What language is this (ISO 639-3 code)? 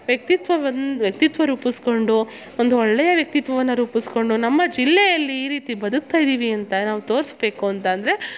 kan